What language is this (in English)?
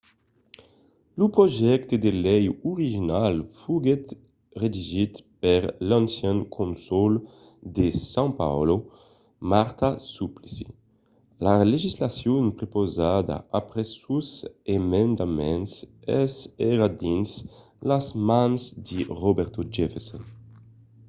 Occitan